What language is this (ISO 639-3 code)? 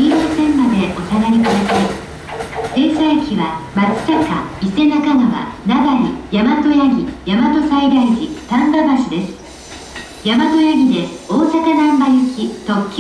jpn